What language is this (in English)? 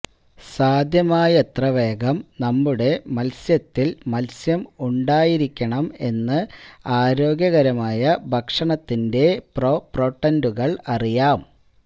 Malayalam